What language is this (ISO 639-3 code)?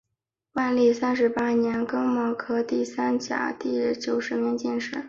zho